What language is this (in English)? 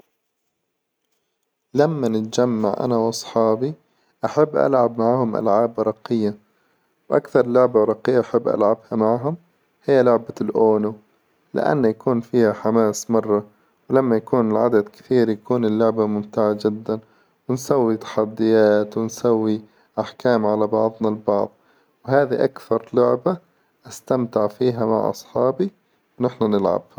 Hijazi Arabic